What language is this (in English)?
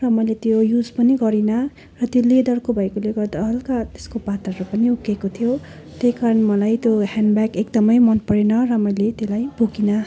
Nepali